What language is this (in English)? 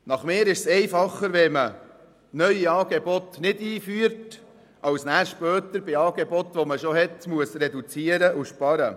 Swiss German